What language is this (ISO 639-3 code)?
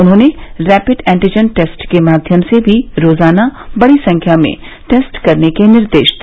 hin